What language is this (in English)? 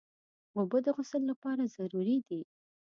Pashto